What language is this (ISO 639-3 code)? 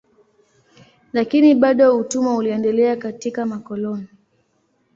swa